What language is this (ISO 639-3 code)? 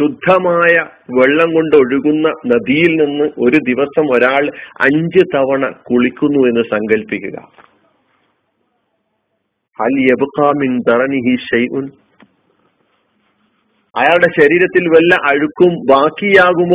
mal